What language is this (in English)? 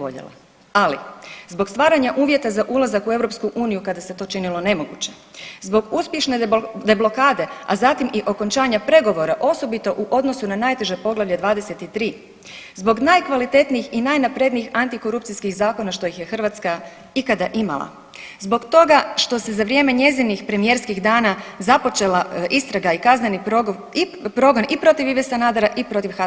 Croatian